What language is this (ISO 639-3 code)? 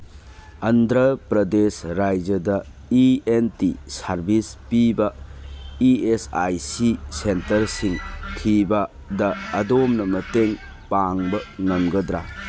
mni